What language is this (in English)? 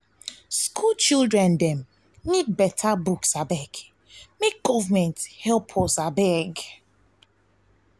Nigerian Pidgin